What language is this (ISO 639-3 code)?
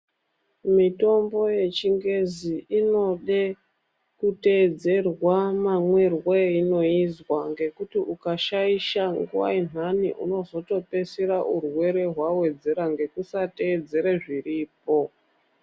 ndc